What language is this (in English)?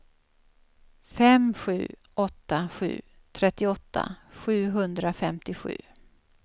Swedish